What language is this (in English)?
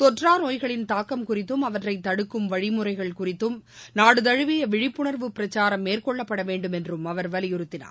Tamil